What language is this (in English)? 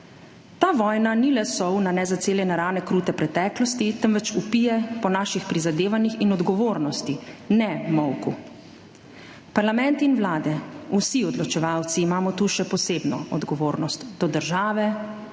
Slovenian